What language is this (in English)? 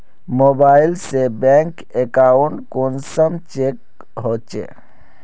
Magahi